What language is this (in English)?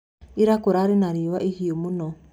Kikuyu